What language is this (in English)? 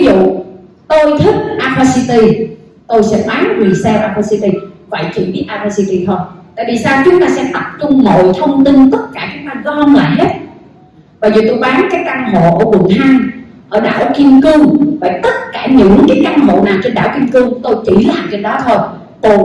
Vietnamese